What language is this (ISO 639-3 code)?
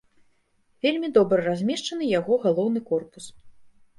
bel